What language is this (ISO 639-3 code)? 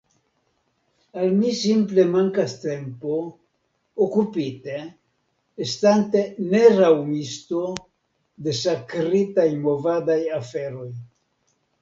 epo